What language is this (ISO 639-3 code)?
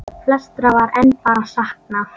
isl